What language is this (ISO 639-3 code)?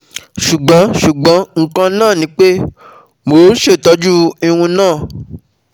yor